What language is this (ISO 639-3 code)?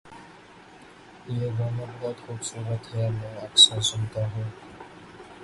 urd